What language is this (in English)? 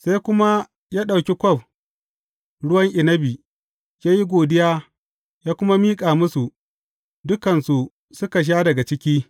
Hausa